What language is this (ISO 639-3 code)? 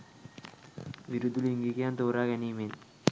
sin